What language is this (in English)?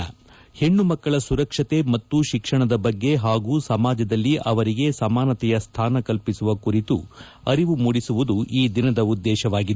Kannada